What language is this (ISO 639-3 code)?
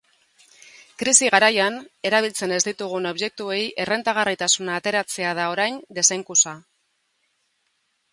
eus